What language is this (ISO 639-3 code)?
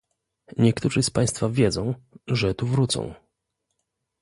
pol